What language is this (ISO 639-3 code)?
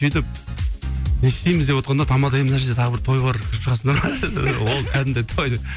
kaz